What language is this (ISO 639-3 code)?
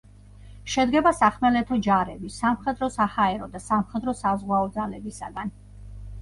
kat